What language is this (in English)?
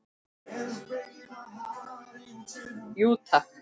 Icelandic